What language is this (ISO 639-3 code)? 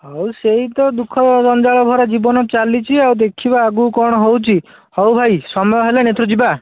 ori